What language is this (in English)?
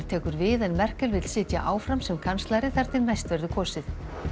Icelandic